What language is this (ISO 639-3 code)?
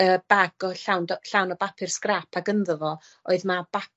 cym